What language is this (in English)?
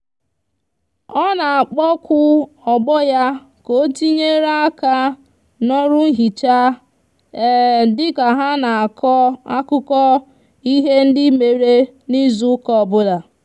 Igbo